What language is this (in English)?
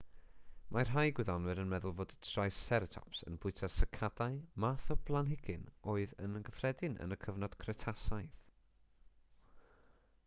Welsh